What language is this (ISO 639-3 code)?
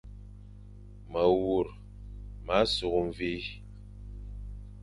fan